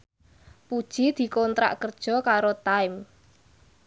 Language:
Javanese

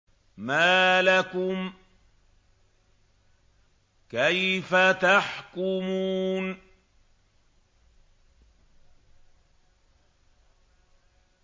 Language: Arabic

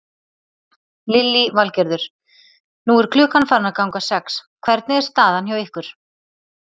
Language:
Icelandic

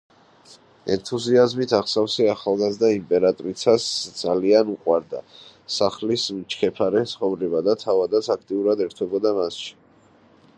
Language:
Georgian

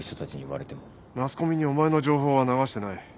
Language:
Japanese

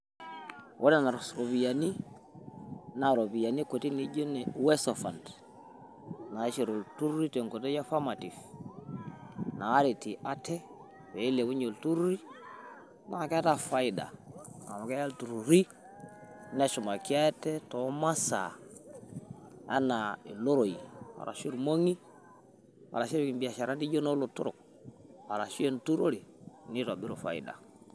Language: Masai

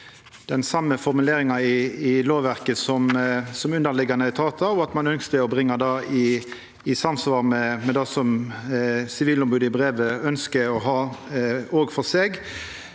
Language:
Norwegian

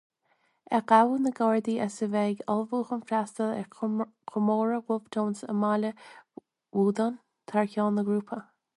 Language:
Irish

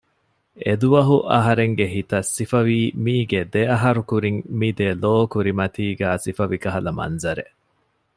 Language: Divehi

